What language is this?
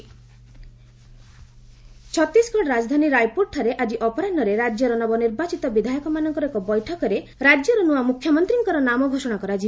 Odia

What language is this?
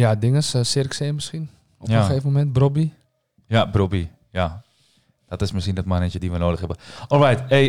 Dutch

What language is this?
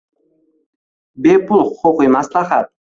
Uzbek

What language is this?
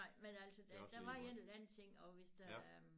Danish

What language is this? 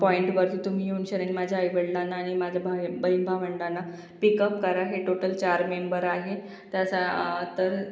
Marathi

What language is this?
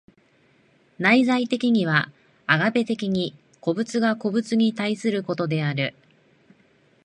Japanese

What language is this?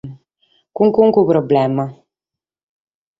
Sardinian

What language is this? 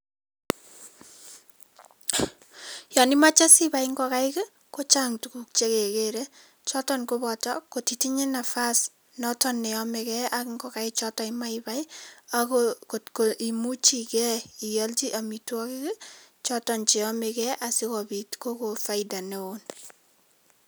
Kalenjin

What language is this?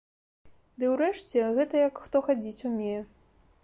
Belarusian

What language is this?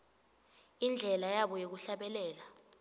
Swati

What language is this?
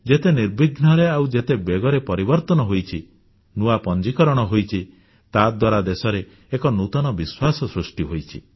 Odia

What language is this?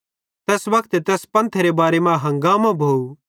Bhadrawahi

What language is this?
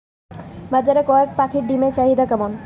Bangla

